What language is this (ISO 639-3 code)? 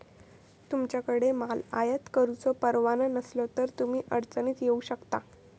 mar